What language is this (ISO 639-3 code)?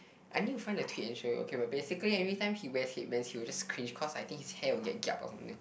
eng